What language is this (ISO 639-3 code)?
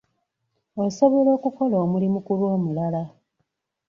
lug